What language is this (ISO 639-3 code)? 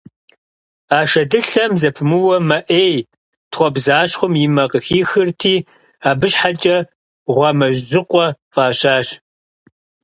kbd